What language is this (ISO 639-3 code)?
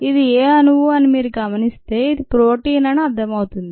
tel